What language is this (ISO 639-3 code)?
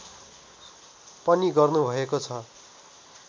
nep